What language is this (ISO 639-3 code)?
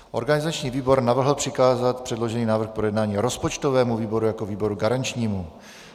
ces